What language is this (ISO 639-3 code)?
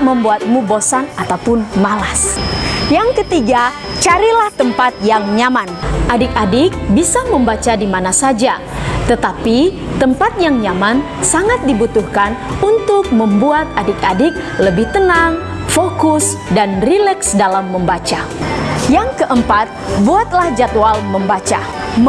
ind